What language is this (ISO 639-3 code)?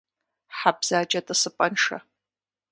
kbd